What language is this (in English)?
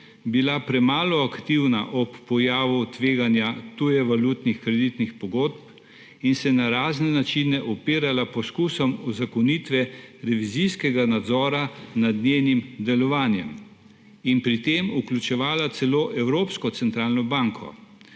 Slovenian